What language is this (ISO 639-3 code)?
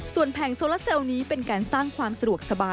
tha